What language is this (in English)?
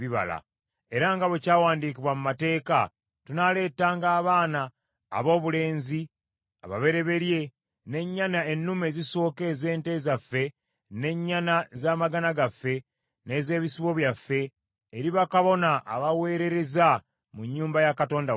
Ganda